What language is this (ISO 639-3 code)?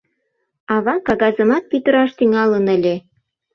chm